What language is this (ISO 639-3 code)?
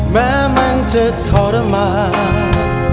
tha